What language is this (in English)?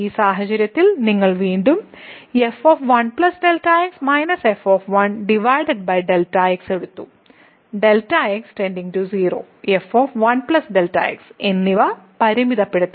Malayalam